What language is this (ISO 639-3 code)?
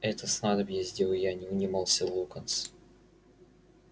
rus